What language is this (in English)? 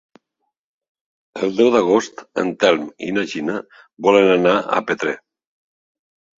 Catalan